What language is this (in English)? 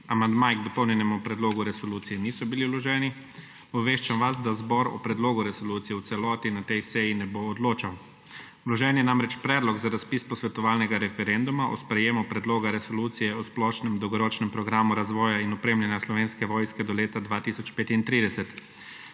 Slovenian